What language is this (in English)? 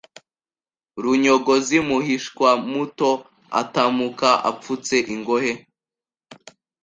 Kinyarwanda